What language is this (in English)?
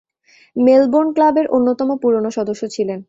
Bangla